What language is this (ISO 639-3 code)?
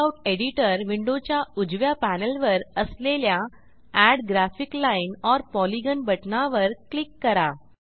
mar